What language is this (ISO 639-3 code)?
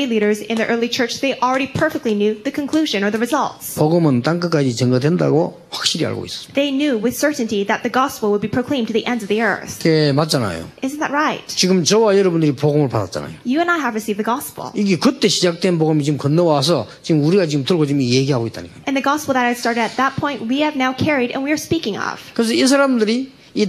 kor